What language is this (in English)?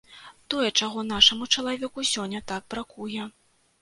Belarusian